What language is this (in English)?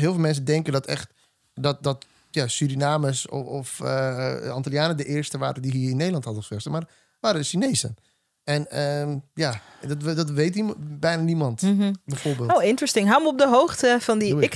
Dutch